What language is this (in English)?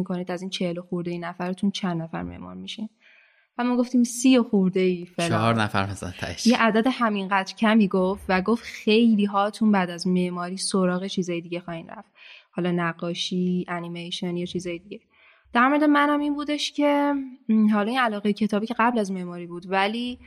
Persian